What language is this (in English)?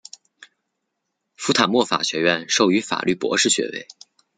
Chinese